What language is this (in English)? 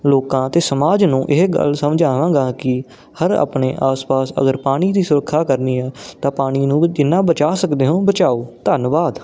Punjabi